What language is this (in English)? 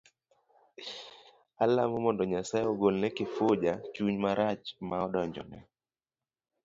Luo (Kenya and Tanzania)